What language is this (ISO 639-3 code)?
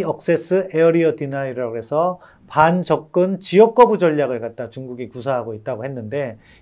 kor